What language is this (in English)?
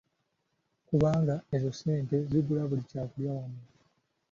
Ganda